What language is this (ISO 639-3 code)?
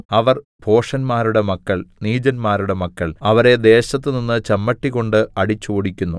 mal